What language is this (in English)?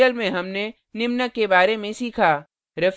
Hindi